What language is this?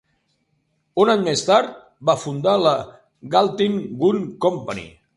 Catalan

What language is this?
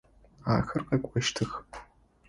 Adyghe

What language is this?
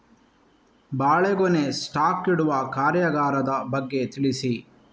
Kannada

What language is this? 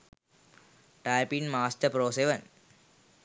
Sinhala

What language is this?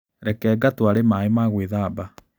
Kikuyu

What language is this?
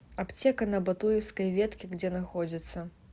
Russian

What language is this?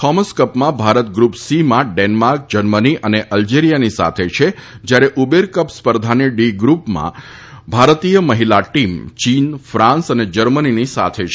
Gujarati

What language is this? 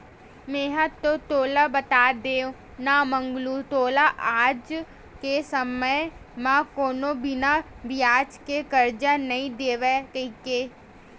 Chhattisgarhi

